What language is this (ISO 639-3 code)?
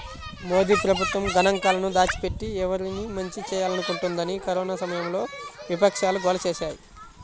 tel